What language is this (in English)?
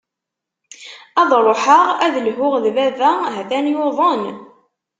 Kabyle